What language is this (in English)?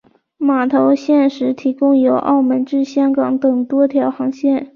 Chinese